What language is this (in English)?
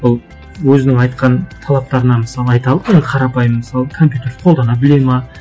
Kazakh